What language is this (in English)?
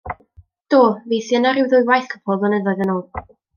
Welsh